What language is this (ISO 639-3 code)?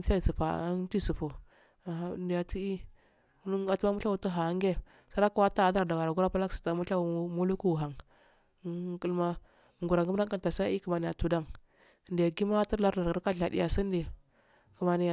aal